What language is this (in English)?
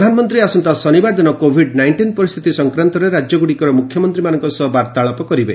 Odia